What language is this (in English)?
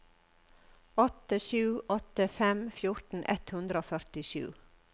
Norwegian